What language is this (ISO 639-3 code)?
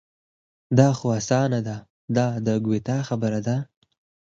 pus